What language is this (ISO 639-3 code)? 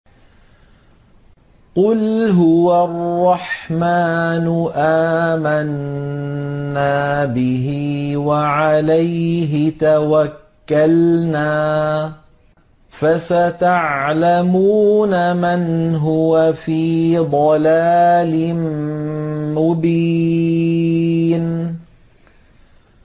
ara